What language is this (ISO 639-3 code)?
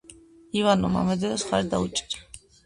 kat